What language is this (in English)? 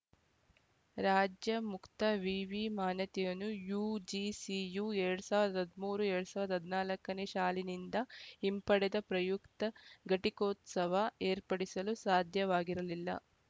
Kannada